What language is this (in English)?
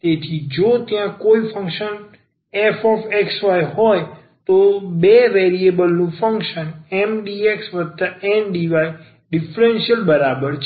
Gujarati